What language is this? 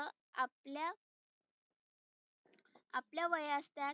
Marathi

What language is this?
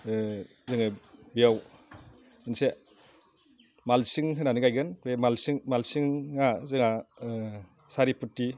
Bodo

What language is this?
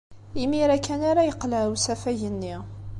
Kabyle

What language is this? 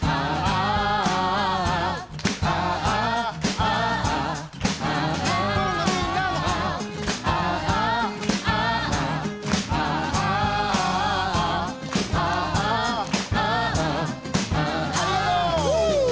Japanese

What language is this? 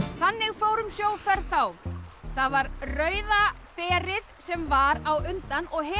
Icelandic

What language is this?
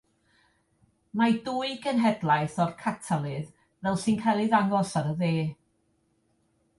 Welsh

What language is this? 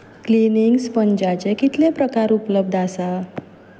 Konkani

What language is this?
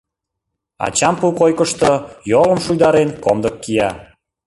Mari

